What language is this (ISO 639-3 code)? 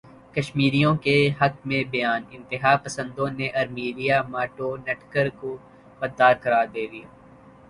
urd